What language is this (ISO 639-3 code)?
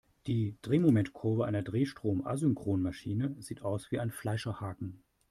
deu